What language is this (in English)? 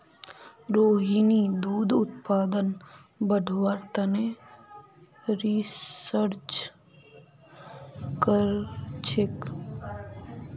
Magahi